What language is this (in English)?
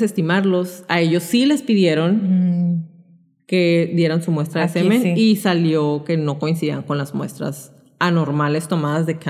Spanish